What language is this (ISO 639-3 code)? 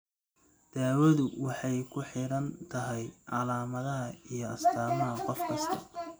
som